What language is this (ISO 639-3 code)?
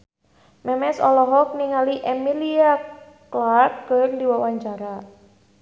sun